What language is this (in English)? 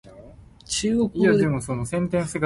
Min Nan Chinese